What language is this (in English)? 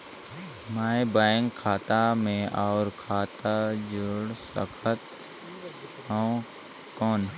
Chhattisgarhi